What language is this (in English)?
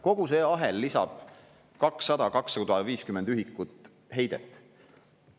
Estonian